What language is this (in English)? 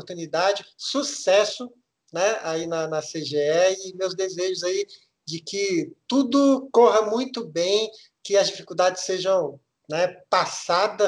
Portuguese